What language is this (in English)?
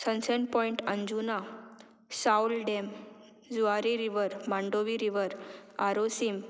Konkani